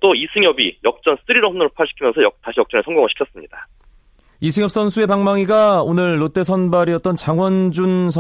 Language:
Korean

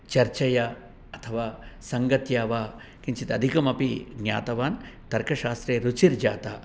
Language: Sanskrit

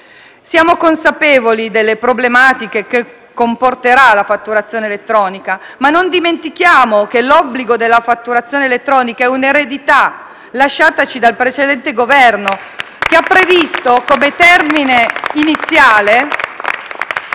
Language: Italian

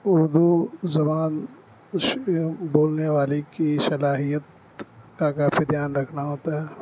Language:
Urdu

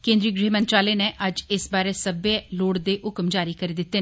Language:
Dogri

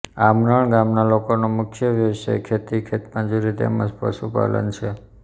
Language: Gujarati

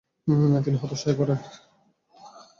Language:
Bangla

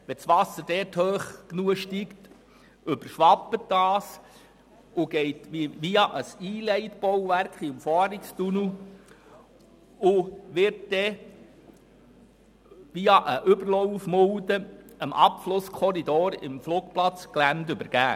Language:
Swiss German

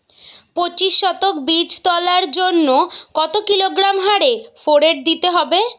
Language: Bangla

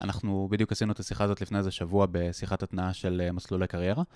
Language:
Hebrew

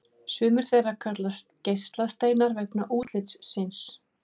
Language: Icelandic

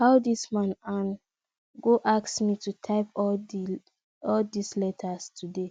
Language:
Nigerian Pidgin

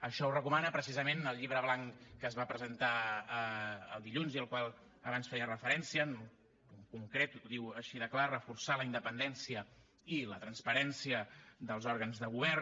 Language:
Catalan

